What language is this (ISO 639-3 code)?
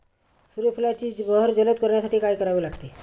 mar